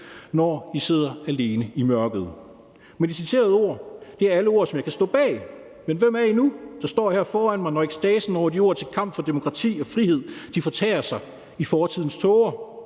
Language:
Danish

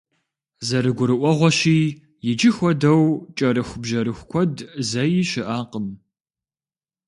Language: Kabardian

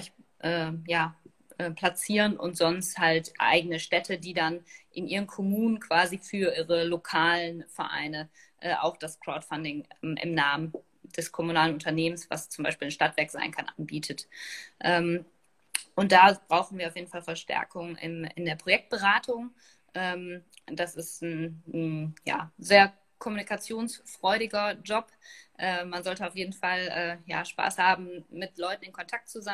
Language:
German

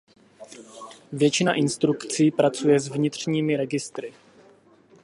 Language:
Czech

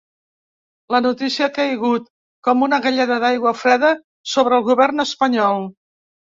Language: Catalan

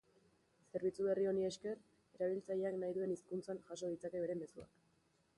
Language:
Basque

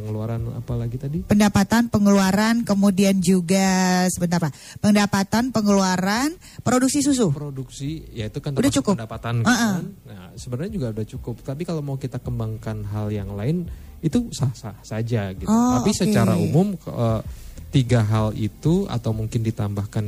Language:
Indonesian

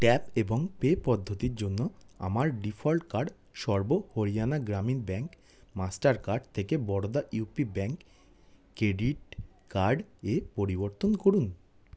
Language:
Bangla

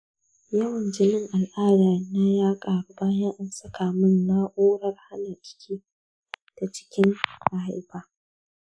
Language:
Hausa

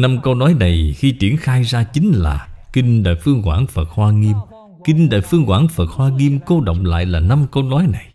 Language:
Vietnamese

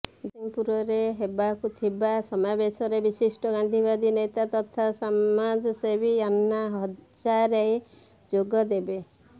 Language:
Odia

